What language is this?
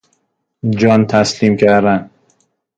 Persian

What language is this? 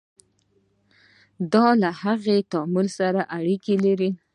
Pashto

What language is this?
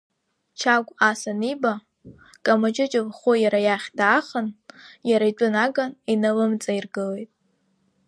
Abkhazian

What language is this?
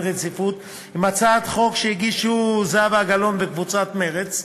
Hebrew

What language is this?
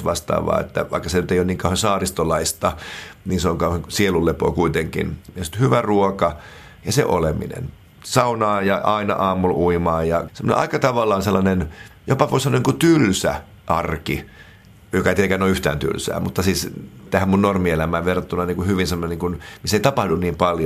Finnish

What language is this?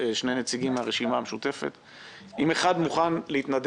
Hebrew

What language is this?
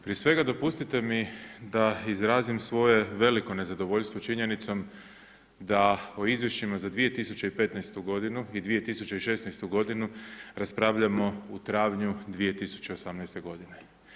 Croatian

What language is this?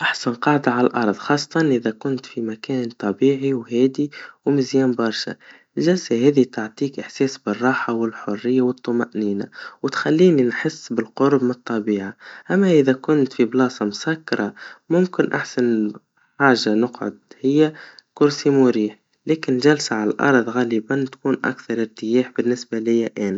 Tunisian Arabic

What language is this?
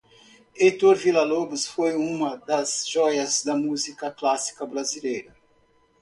Portuguese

